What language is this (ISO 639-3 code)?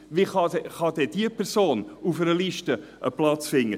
gsw